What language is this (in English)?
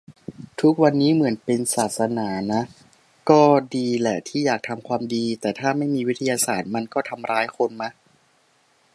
Thai